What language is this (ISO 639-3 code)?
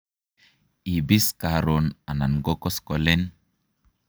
kln